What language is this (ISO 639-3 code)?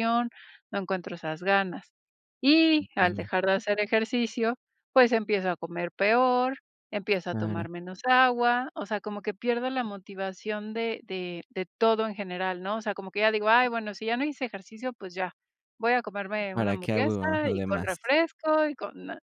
spa